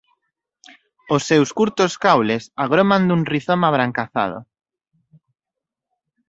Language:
Galician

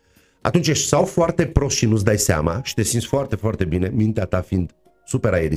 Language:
Romanian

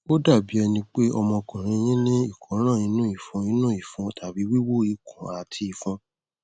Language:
Yoruba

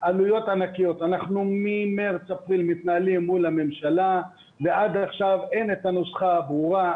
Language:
Hebrew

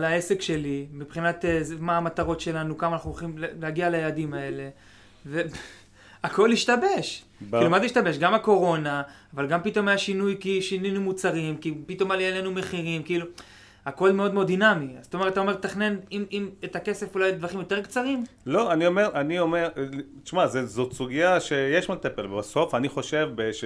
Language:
Hebrew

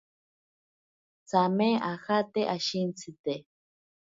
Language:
Ashéninka Perené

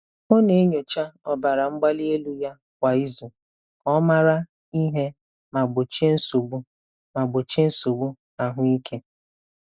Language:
Igbo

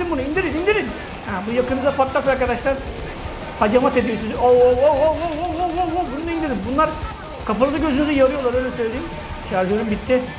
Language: Turkish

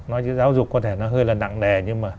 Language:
Vietnamese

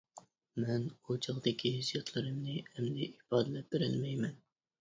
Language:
Uyghur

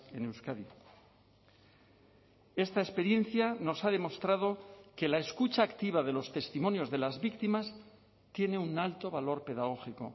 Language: Spanish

